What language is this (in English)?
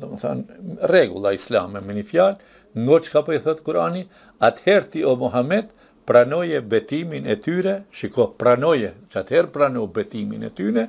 Romanian